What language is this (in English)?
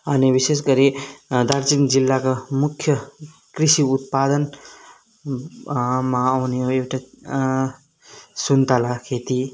Nepali